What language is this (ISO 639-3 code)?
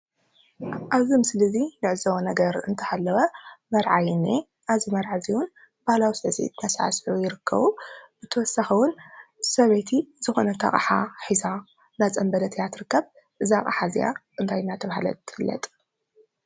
tir